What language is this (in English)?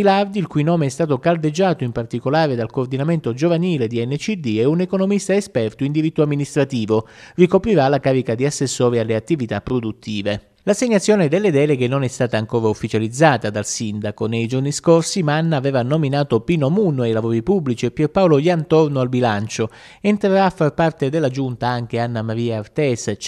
Italian